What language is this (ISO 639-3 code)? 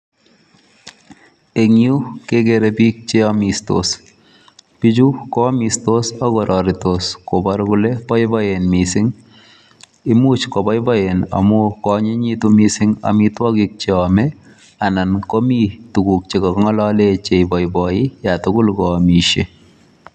kln